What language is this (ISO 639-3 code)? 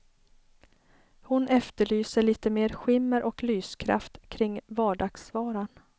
swe